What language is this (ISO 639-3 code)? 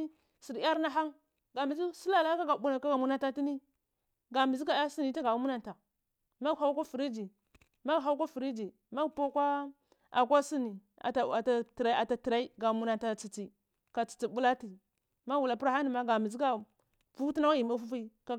ckl